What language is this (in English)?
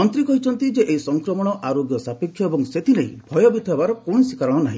Odia